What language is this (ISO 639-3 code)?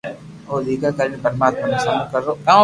lrk